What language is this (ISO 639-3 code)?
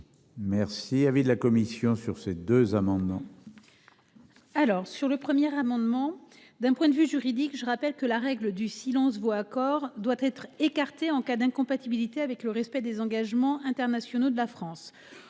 fra